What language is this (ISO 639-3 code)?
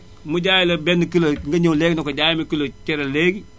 wol